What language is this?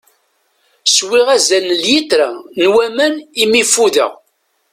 Kabyle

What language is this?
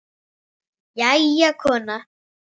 Icelandic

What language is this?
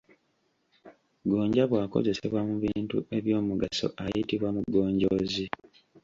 Ganda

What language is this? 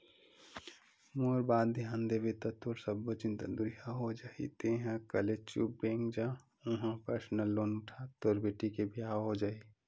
Chhattisgarhi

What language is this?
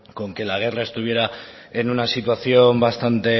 Spanish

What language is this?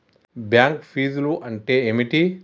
Telugu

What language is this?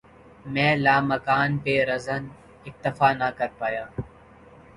Urdu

